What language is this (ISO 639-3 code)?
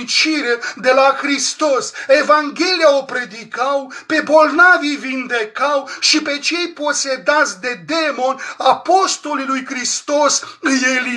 ron